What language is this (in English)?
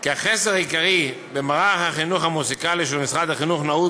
Hebrew